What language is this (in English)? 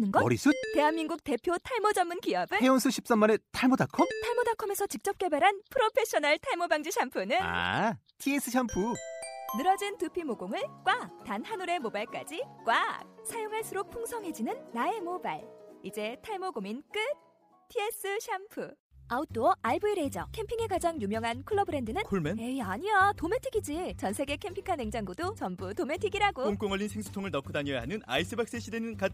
Korean